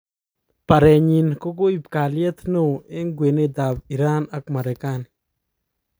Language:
Kalenjin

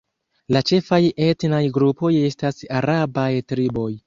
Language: Esperanto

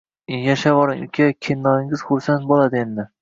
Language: Uzbek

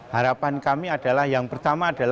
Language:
Indonesian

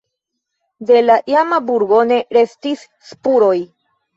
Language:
Esperanto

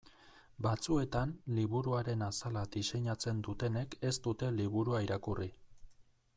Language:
Basque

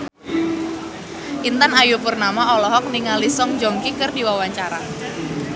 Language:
Sundanese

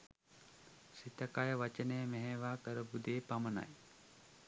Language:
Sinhala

